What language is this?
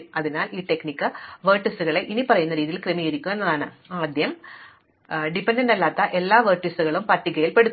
Malayalam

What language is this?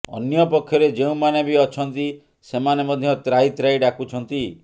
Odia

